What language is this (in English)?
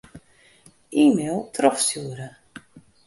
Western Frisian